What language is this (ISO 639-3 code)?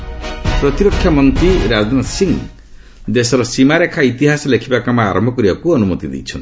ori